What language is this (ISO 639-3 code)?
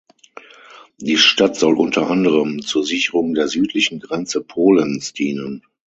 deu